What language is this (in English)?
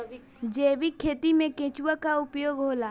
Bhojpuri